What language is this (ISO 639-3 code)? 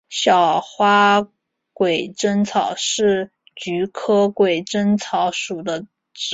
zho